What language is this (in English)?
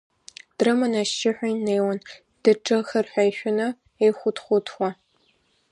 Abkhazian